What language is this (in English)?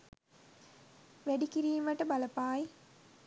Sinhala